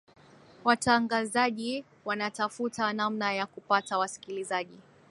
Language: Swahili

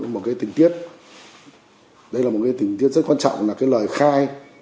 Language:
Vietnamese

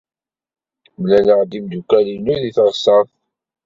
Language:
Kabyle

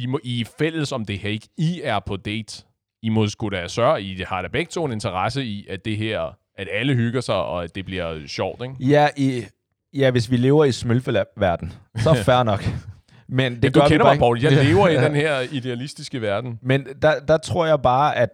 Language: Danish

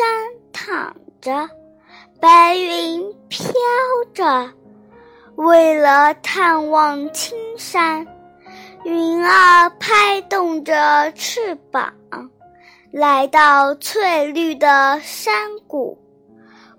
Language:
Chinese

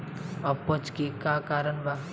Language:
Bhojpuri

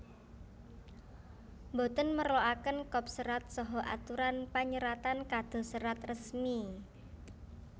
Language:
Javanese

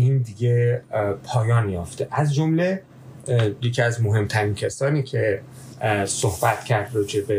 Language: Persian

